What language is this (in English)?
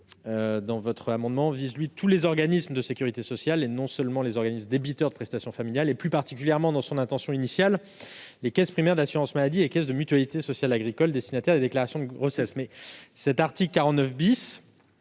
French